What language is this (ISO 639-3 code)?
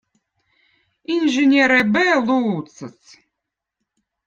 vot